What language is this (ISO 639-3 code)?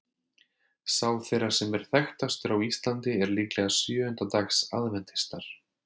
isl